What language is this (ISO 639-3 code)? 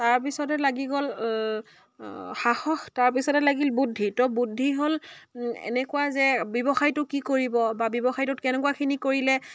asm